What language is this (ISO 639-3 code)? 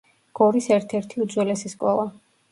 kat